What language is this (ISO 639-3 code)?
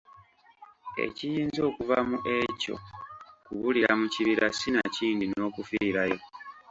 lug